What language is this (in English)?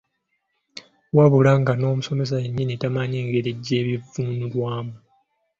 Ganda